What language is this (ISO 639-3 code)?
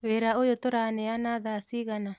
kik